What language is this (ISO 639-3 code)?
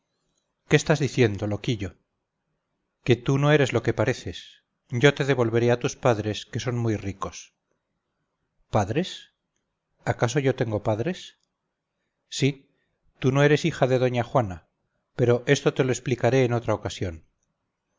spa